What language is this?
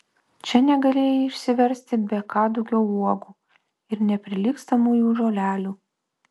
Lithuanian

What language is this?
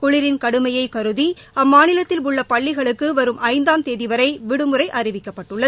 Tamil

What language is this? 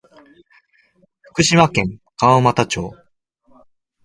Japanese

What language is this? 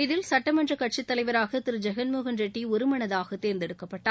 Tamil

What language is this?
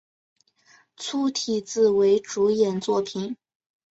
Chinese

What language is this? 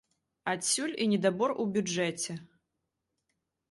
Belarusian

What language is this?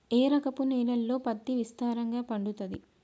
Telugu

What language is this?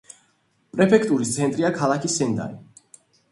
Georgian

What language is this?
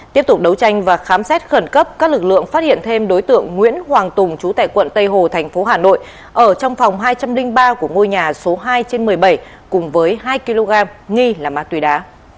Vietnamese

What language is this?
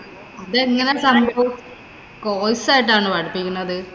Malayalam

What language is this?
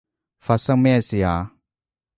Cantonese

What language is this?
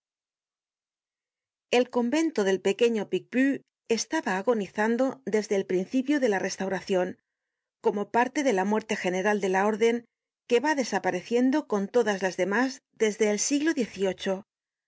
Spanish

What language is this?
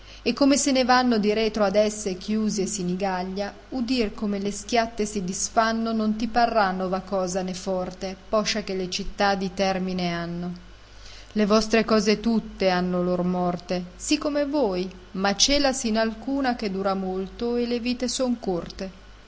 Italian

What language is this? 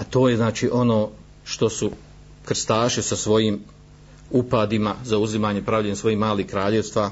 Croatian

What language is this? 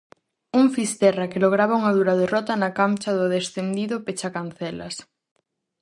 Galician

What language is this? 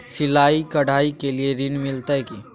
Maithili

